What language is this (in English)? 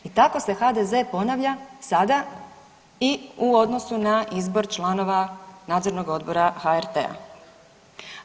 Croatian